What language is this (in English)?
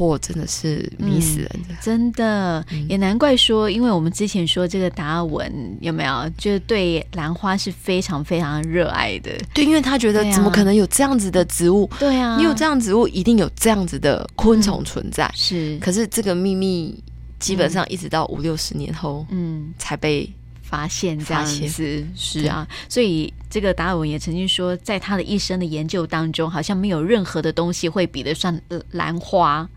Chinese